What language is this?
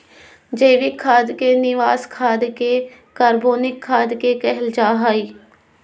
Magahi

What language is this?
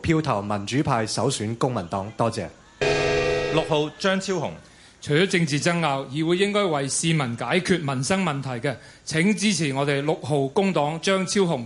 Chinese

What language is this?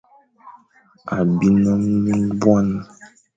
Fang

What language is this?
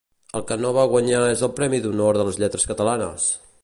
Catalan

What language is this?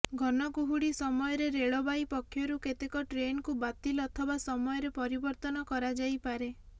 Odia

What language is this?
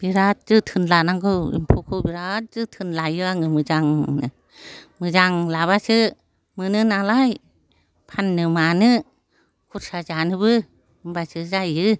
Bodo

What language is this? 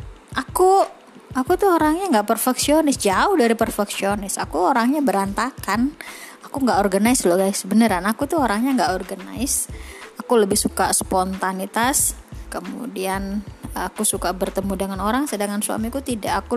Indonesian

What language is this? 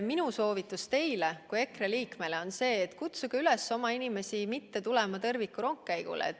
Estonian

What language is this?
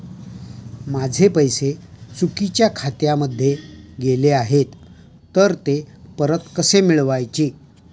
Marathi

